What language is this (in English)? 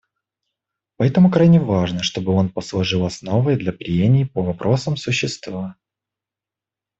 Russian